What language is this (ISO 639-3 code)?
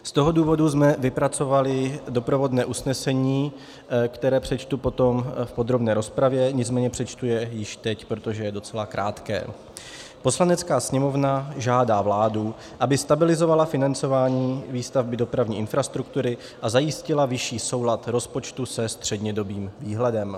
ces